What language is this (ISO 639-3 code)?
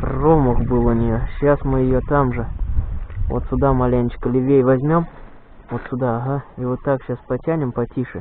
rus